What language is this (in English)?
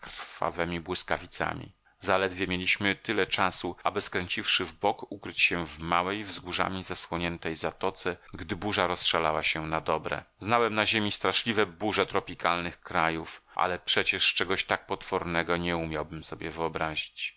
Polish